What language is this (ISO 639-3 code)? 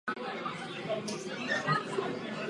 ces